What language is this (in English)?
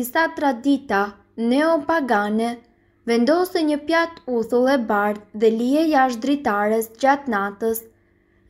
Romanian